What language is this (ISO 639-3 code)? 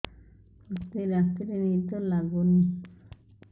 ori